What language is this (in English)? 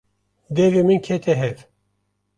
Kurdish